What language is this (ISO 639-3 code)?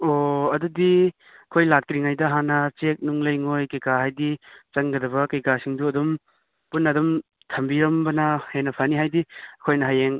mni